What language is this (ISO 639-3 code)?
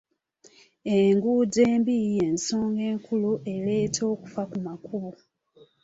lug